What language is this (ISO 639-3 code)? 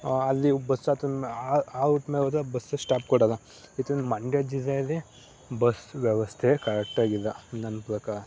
kan